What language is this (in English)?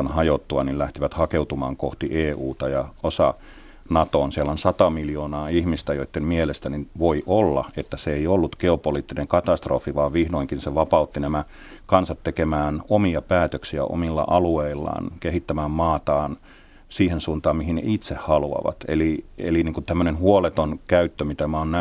Finnish